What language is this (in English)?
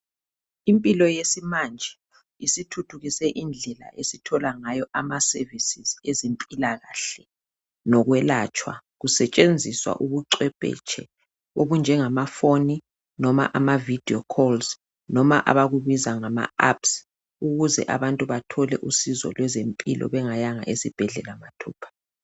North Ndebele